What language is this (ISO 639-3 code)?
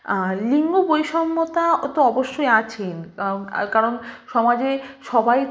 ben